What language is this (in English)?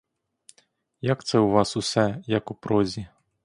Ukrainian